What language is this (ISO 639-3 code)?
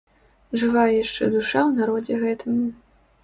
bel